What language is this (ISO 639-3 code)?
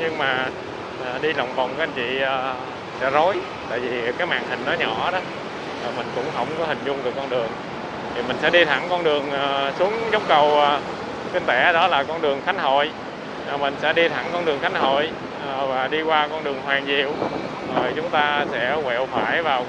vie